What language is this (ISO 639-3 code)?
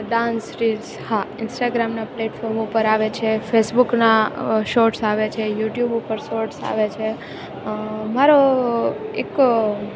guj